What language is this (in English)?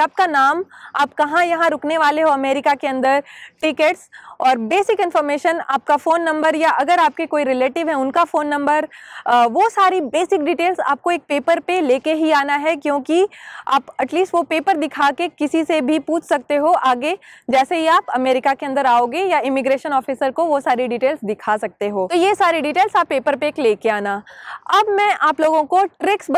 Hindi